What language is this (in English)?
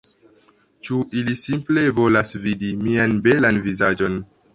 Esperanto